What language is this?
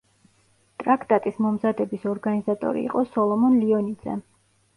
Georgian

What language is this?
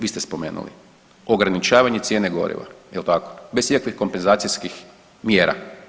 Croatian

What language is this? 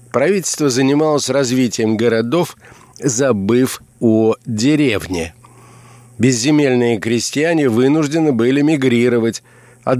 Russian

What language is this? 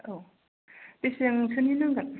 Bodo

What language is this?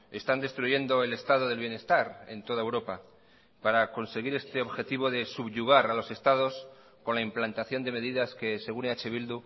Spanish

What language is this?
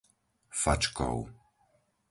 Slovak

